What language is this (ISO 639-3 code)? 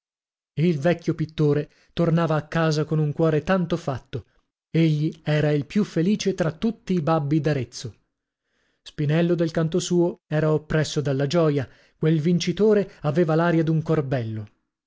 ita